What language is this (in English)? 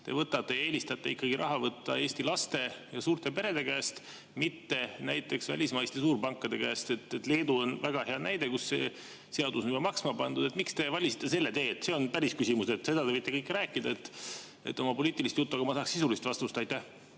Estonian